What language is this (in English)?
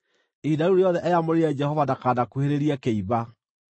Kikuyu